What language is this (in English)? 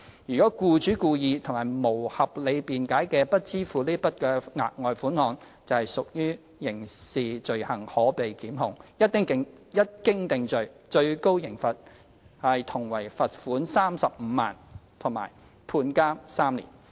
Cantonese